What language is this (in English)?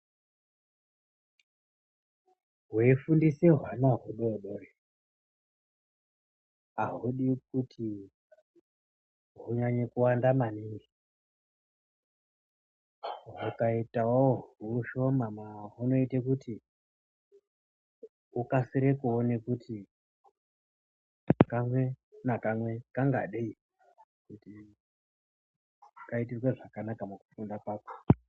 Ndau